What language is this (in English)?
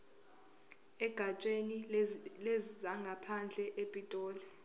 Zulu